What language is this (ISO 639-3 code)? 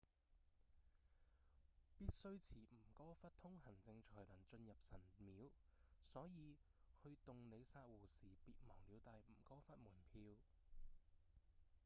yue